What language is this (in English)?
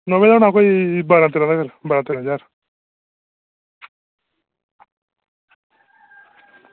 Dogri